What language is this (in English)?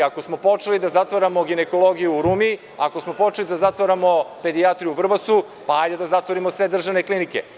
Serbian